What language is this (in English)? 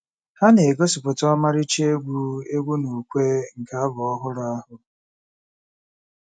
Igbo